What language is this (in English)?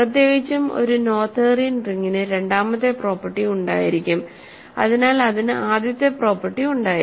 Malayalam